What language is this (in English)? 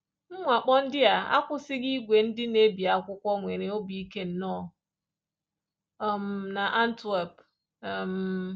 Igbo